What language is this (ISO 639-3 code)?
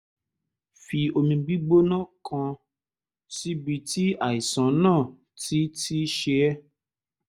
yor